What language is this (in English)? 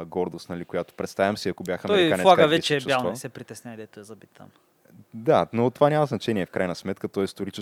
Bulgarian